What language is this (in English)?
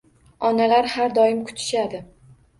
Uzbek